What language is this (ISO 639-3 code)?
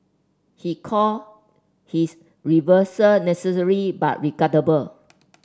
eng